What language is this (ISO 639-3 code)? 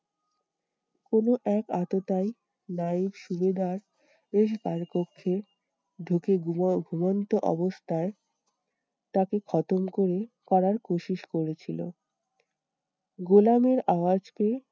ben